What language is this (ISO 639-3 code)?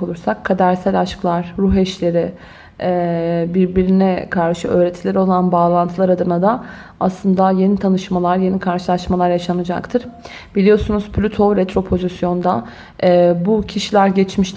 tur